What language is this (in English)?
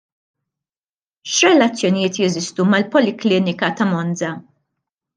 Maltese